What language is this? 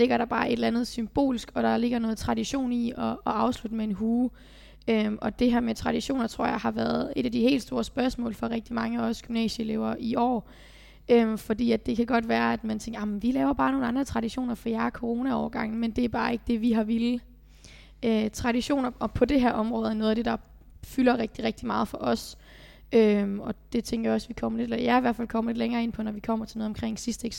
Danish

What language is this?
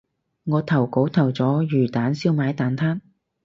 Cantonese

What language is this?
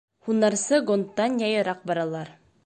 Bashkir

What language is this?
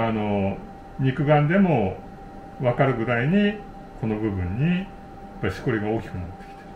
Japanese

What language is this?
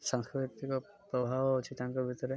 Odia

